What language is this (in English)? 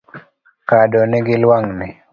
Luo (Kenya and Tanzania)